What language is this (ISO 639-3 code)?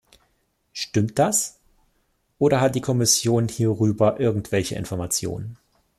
deu